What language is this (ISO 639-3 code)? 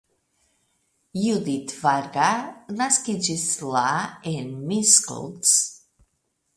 epo